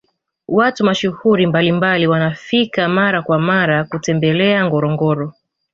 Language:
Swahili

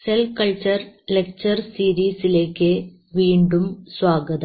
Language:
Malayalam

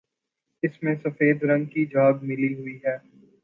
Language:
Urdu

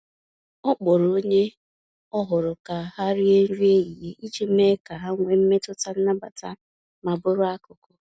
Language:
Igbo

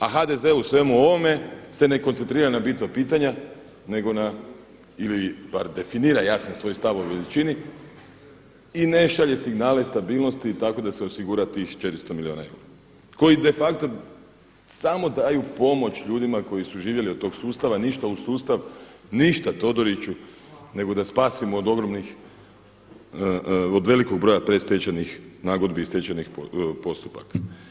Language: Croatian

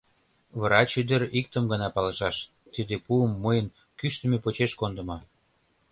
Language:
Mari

